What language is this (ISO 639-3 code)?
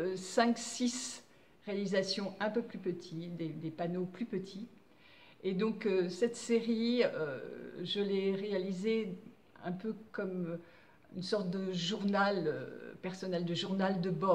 fra